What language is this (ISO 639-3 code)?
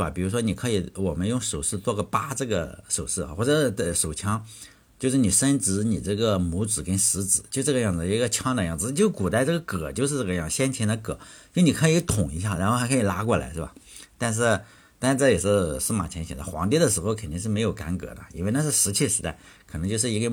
zho